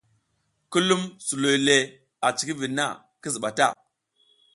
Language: South Giziga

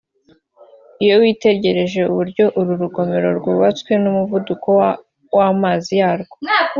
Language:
Kinyarwanda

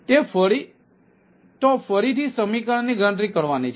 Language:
Gujarati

